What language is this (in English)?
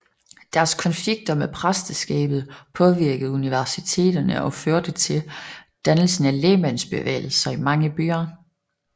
Danish